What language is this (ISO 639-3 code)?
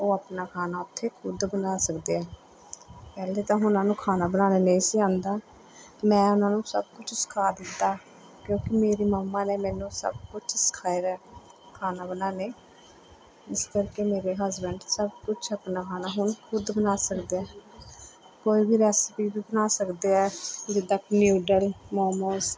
pan